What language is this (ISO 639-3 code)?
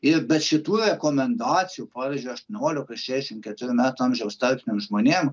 lit